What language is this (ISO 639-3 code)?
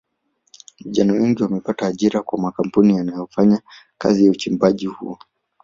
swa